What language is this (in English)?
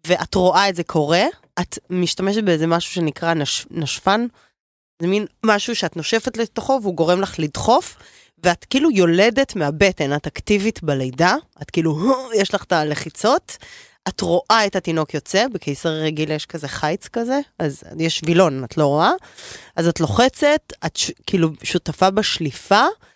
Hebrew